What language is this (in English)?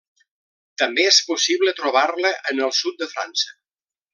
Catalan